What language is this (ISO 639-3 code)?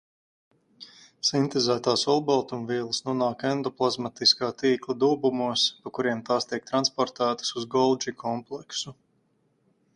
lav